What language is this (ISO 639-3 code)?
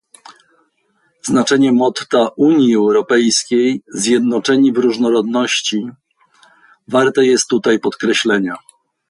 pol